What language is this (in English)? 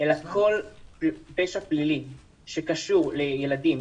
Hebrew